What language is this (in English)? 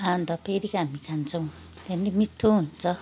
Nepali